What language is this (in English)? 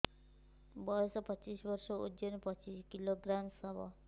Odia